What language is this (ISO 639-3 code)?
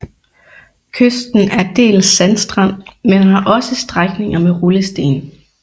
dan